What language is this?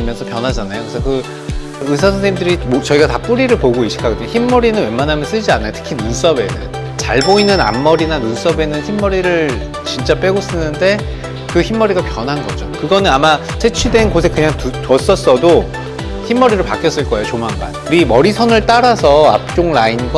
Korean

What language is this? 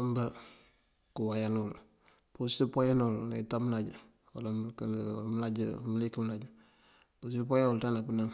Mandjak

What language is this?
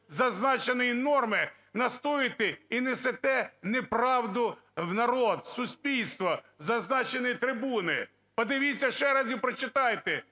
Ukrainian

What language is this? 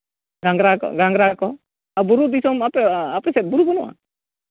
Santali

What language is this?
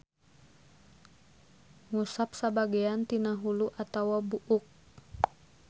Sundanese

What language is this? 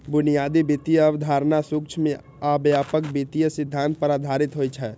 Maithili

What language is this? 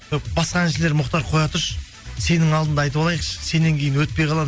Kazakh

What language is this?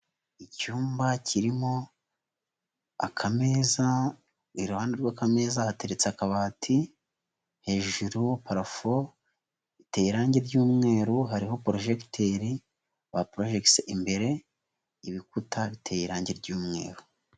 Kinyarwanda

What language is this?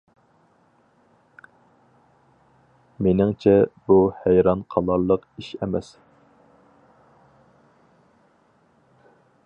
Uyghur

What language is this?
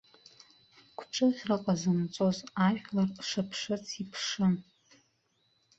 Abkhazian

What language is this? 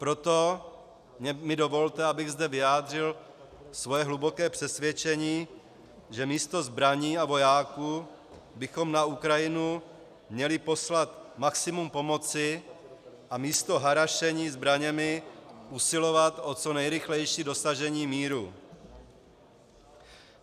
Czech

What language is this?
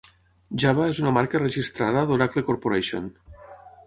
Catalan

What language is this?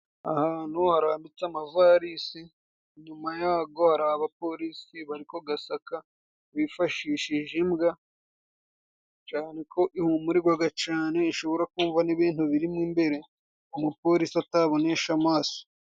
Kinyarwanda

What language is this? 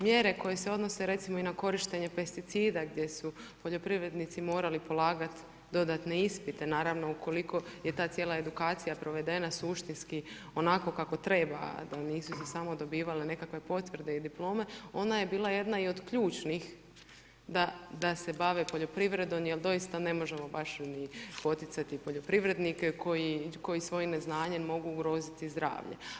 Croatian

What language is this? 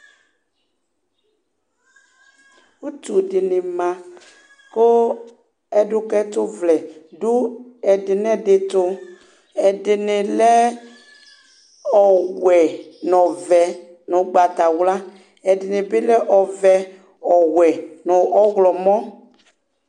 Ikposo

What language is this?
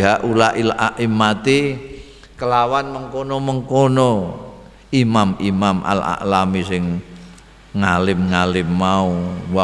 Indonesian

